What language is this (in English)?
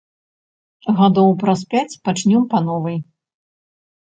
Belarusian